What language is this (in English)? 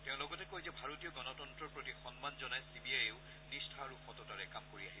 Assamese